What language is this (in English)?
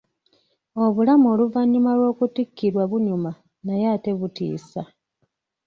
Ganda